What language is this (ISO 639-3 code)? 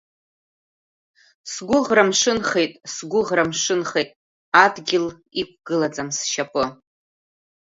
abk